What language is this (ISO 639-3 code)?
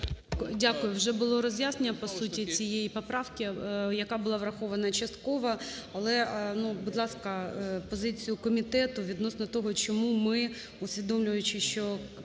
ukr